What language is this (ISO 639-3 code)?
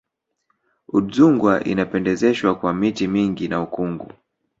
swa